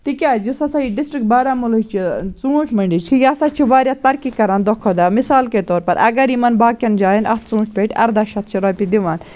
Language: Kashmiri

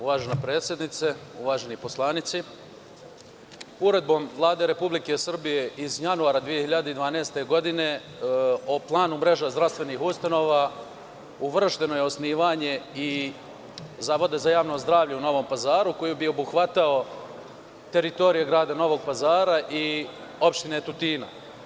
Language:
Serbian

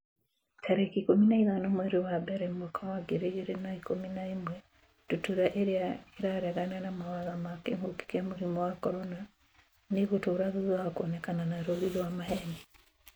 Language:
Kikuyu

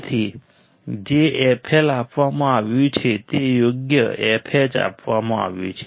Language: Gujarati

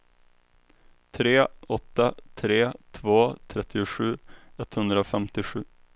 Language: Swedish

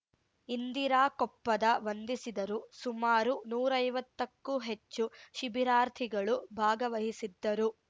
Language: Kannada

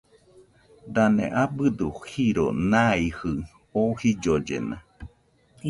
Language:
Nüpode Huitoto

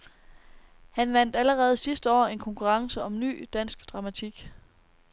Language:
Danish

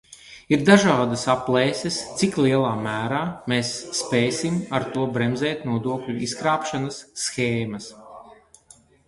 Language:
Latvian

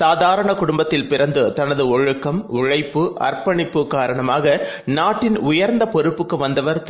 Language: Tamil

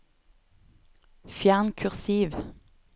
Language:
Norwegian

